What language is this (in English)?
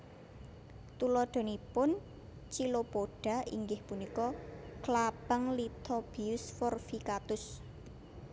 Javanese